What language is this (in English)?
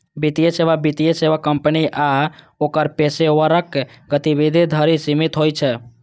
Maithili